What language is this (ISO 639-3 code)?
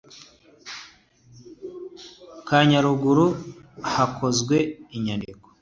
kin